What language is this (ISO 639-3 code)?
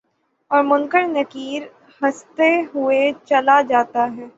urd